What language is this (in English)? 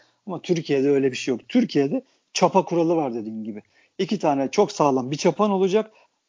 Turkish